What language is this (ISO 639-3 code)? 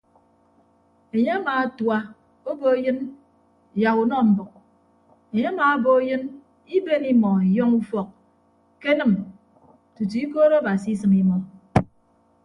ibb